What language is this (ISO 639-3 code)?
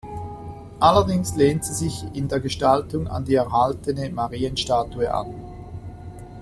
deu